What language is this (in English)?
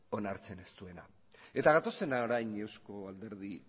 Basque